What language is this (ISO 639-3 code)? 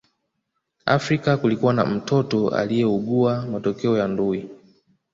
swa